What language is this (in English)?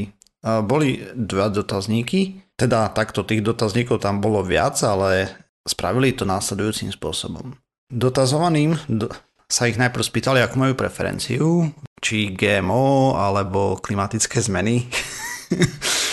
Slovak